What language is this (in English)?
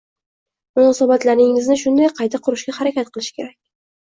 Uzbek